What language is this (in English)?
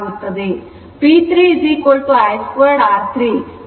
Kannada